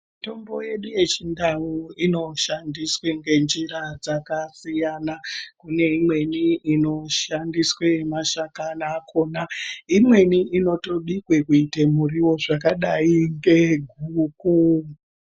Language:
Ndau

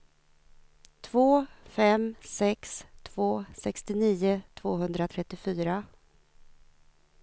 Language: Swedish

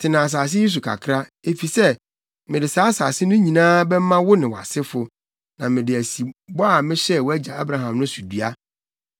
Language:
Akan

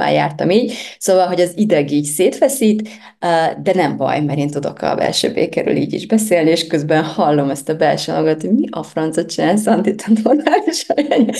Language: Hungarian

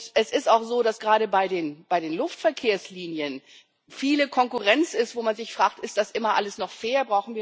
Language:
German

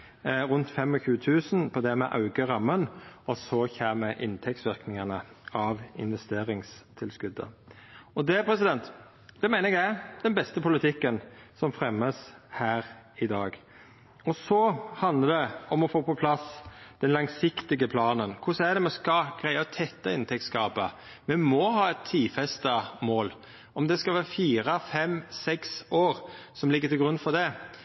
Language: Norwegian Nynorsk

